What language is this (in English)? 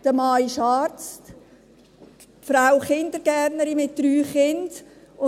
Swiss German